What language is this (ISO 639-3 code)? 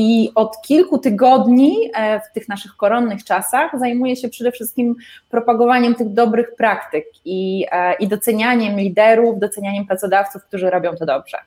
pol